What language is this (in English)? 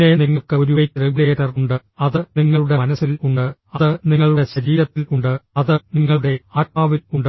Malayalam